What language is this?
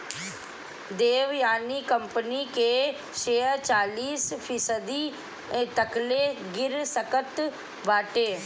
Bhojpuri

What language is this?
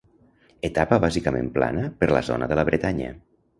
Catalan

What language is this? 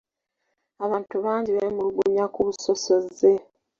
Ganda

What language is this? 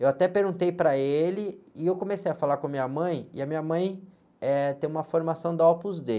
Portuguese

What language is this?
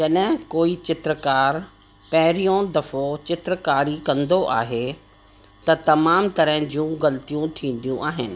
Sindhi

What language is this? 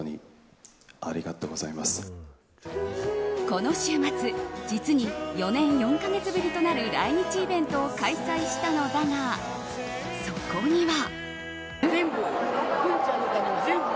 Japanese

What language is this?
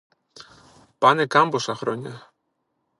Greek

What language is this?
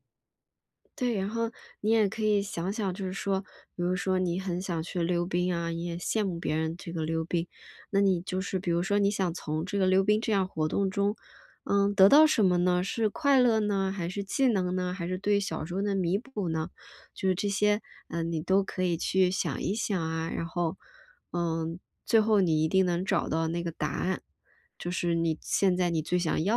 Chinese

